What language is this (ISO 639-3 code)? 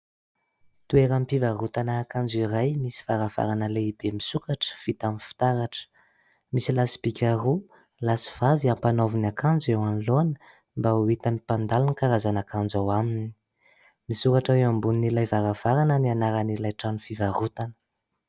mlg